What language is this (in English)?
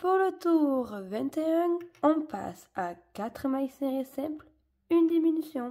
French